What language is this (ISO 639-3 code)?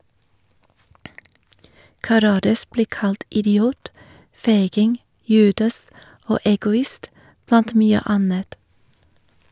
nor